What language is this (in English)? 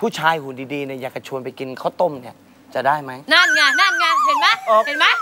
Thai